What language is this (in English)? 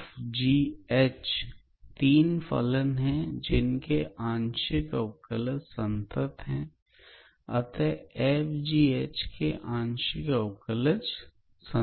Hindi